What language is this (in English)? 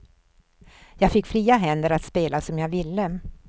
Swedish